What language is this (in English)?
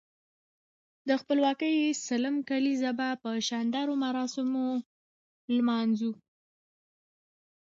Pashto